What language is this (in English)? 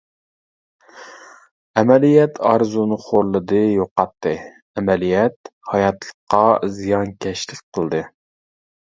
Uyghur